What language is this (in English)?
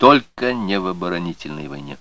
Russian